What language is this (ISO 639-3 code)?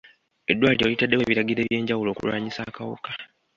lug